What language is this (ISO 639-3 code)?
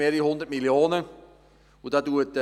gsw